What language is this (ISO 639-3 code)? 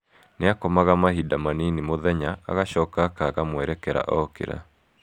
kik